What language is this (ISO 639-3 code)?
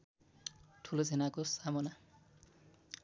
nep